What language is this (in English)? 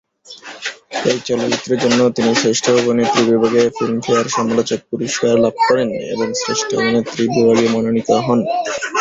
Bangla